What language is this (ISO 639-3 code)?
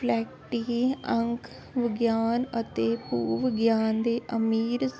pan